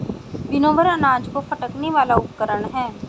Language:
Hindi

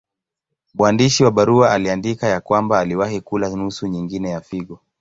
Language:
Swahili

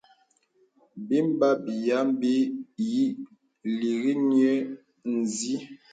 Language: Bebele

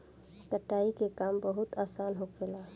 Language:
Bhojpuri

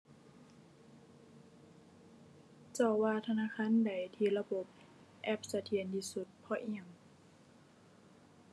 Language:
Thai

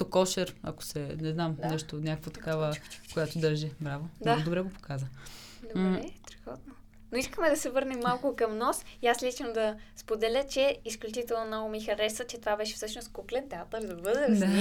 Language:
Bulgarian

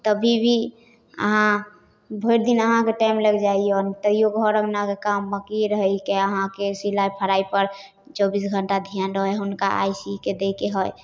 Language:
Maithili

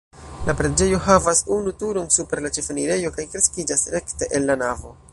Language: Esperanto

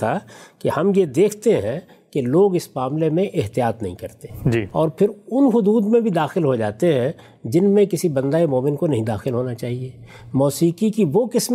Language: Urdu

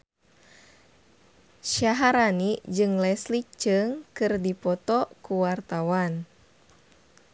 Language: Sundanese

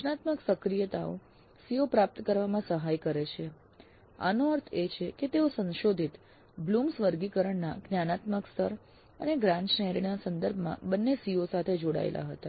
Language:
Gujarati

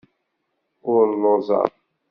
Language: Kabyle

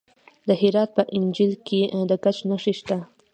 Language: Pashto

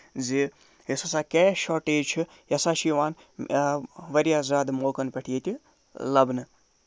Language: Kashmiri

